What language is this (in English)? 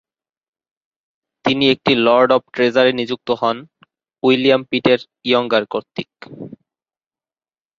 Bangla